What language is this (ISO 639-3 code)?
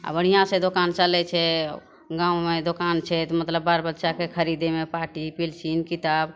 mai